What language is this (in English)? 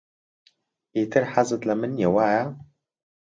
Central Kurdish